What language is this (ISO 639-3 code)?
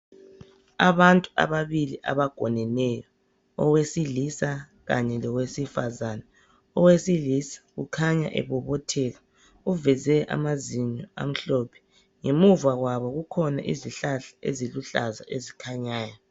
nde